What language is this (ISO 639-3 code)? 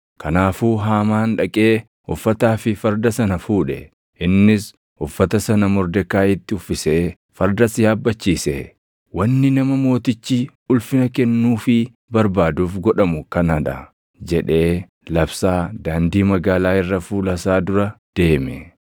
orm